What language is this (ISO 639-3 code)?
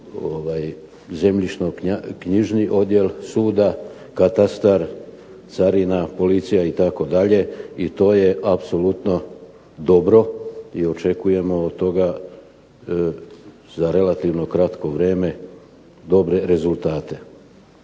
hrv